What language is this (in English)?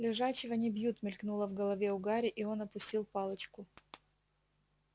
Russian